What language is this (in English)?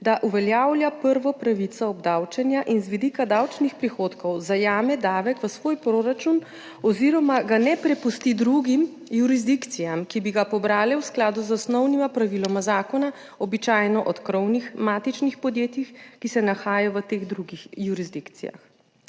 Slovenian